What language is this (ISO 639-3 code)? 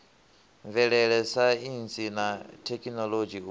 ven